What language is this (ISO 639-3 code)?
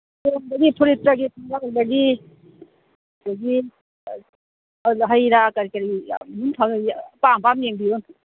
mni